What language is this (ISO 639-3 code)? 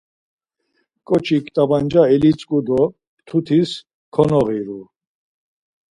lzz